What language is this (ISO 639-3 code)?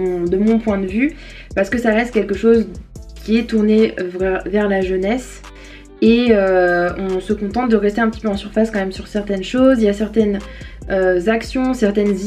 fra